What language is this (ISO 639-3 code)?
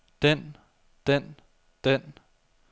dan